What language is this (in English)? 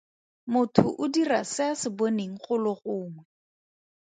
Tswana